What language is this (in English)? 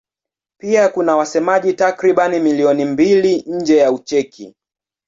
Swahili